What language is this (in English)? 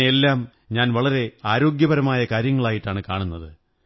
Malayalam